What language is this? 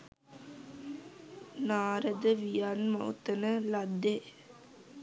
Sinhala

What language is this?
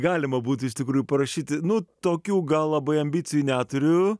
Lithuanian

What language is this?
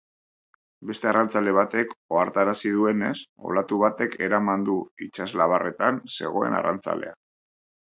Basque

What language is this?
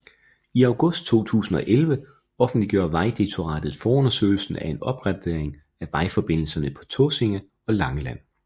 Danish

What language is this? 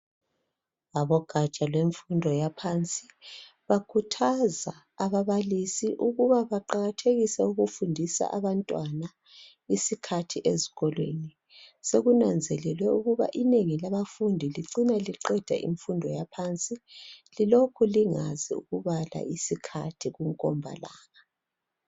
North Ndebele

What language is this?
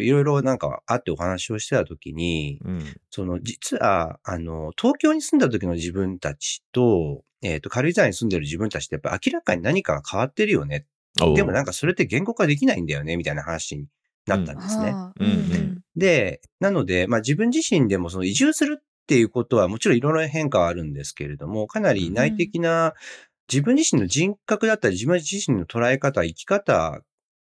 Japanese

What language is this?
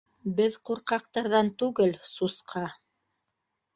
Bashkir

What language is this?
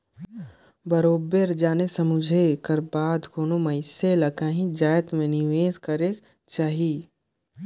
Chhattisgarhi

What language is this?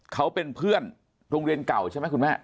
Thai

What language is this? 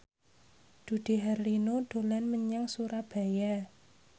Javanese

